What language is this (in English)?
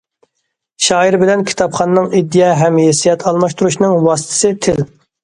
Uyghur